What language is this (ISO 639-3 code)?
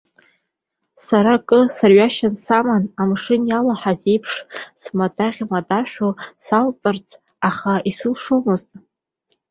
abk